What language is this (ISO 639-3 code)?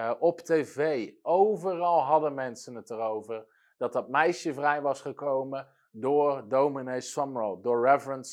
nld